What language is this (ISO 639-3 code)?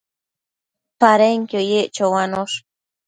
mcf